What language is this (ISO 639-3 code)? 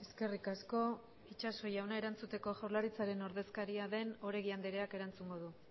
eus